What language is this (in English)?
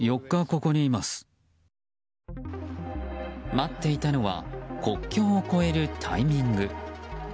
Japanese